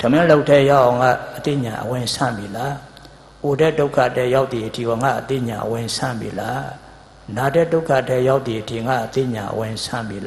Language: English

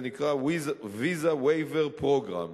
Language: Hebrew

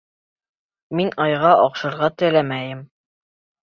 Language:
Bashkir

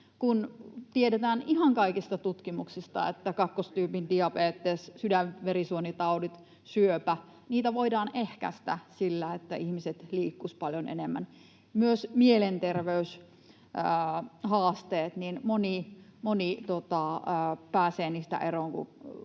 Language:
Finnish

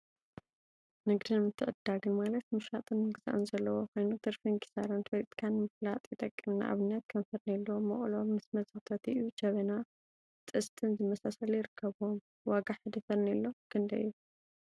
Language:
Tigrinya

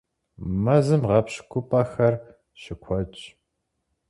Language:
Kabardian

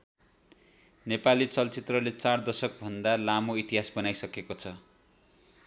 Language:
Nepali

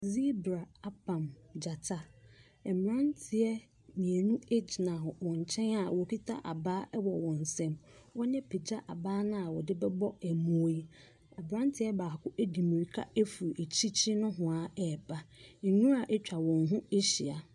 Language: Akan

